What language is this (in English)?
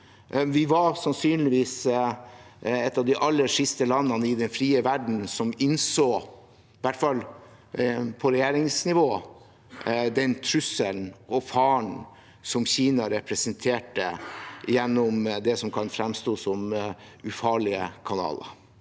Norwegian